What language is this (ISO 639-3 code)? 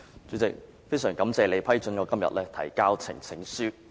yue